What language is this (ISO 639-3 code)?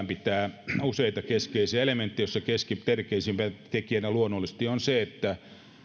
fin